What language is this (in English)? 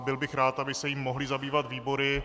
Czech